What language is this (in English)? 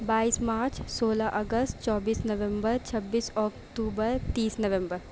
Urdu